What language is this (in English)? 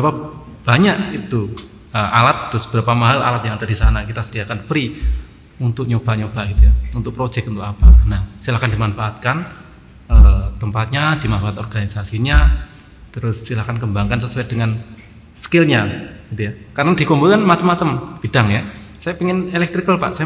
Indonesian